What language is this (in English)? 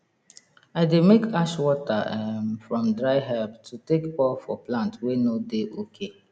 Nigerian Pidgin